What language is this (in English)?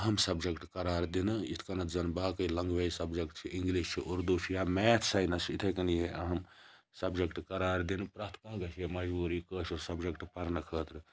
Kashmiri